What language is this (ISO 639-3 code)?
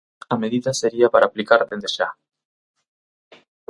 glg